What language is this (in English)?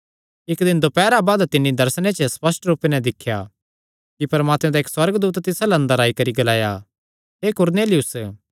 Kangri